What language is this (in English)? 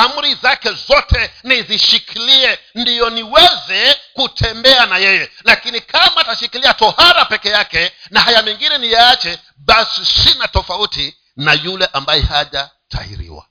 Swahili